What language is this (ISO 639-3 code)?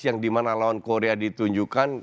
ind